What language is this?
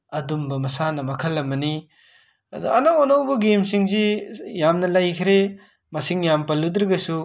Manipuri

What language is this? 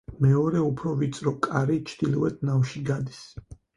Georgian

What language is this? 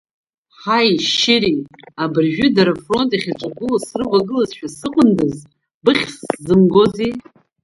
Abkhazian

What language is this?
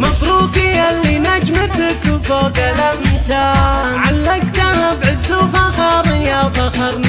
Arabic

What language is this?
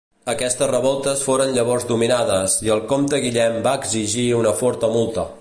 Catalan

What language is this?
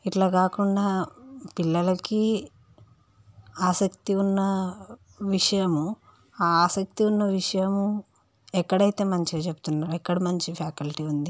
Telugu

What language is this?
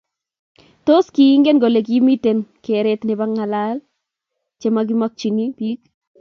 Kalenjin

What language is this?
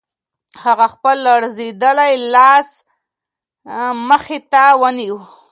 Pashto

